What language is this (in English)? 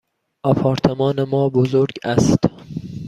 Persian